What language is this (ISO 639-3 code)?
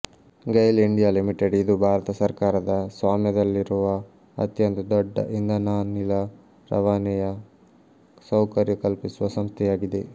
kan